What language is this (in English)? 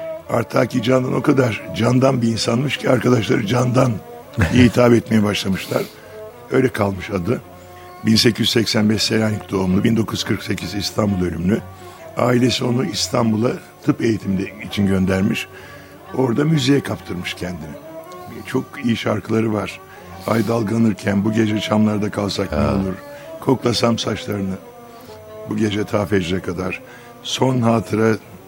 Turkish